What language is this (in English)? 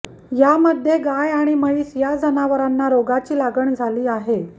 Marathi